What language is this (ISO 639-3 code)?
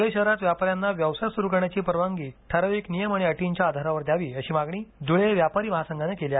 mar